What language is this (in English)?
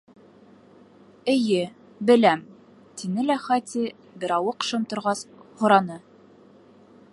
Bashkir